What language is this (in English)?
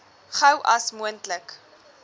Afrikaans